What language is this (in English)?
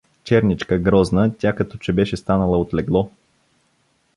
Bulgarian